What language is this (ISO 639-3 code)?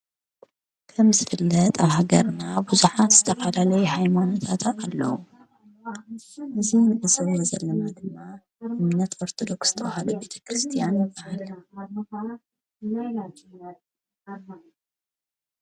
tir